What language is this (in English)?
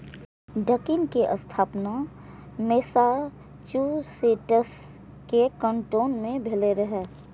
Maithili